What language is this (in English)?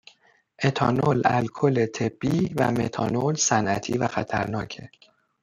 Persian